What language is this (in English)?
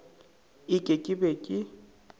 Northern Sotho